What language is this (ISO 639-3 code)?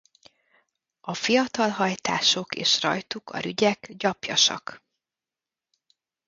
hun